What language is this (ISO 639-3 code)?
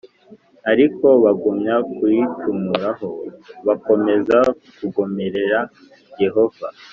kin